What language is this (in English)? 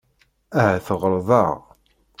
Kabyle